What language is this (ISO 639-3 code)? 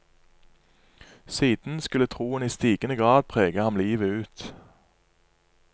nor